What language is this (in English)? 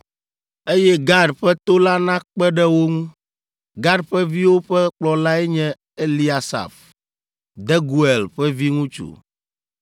Ewe